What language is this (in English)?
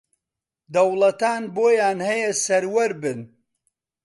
Central Kurdish